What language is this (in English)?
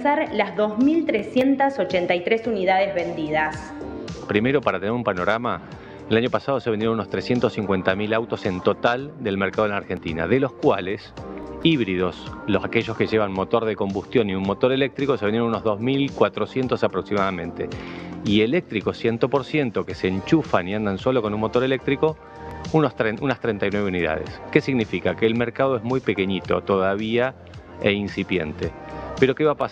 Spanish